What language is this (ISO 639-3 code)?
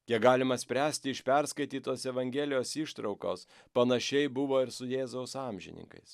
lit